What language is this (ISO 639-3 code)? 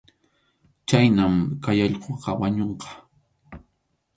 qxu